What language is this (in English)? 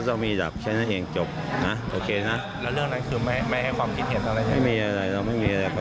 Thai